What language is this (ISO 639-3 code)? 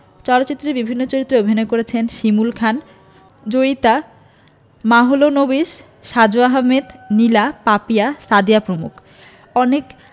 ben